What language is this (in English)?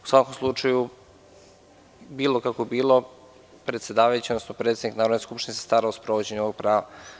Serbian